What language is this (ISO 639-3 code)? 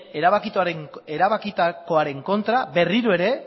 eus